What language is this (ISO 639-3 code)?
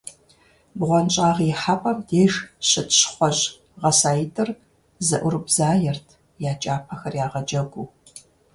kbd